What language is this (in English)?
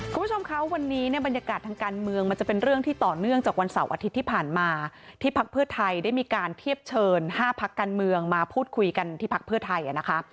Thai